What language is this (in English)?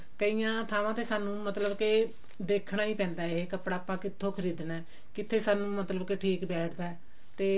Punjabi